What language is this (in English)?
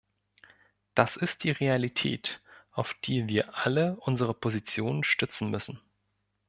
German